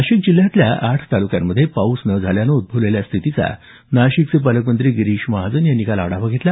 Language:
Marathi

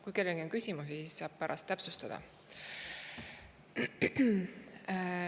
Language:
Estonian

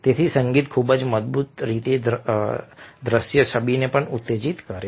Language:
Gujarati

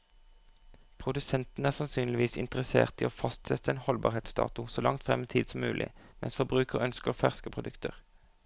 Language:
Norwegian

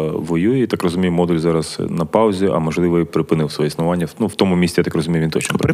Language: Ukrainian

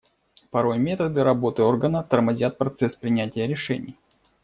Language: Russian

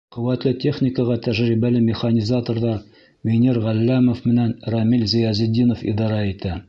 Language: Bashkir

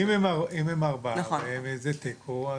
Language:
Hebrew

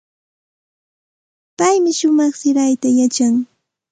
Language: Santa Ana de Tusi Pasco Quechua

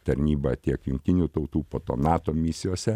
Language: Lithuanian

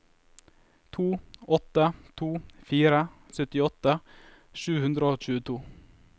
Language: Norwegian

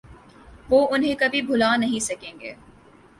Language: Urdu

